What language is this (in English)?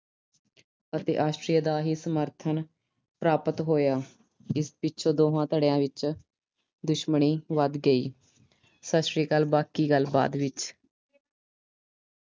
Punjabi